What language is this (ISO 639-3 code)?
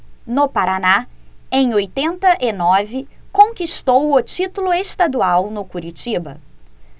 por